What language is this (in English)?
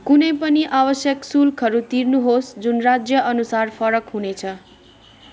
Nepali